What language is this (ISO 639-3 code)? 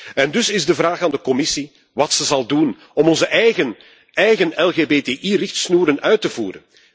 nld